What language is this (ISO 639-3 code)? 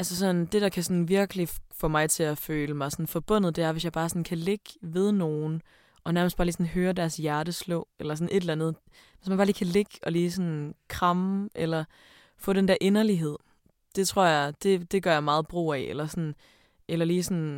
dan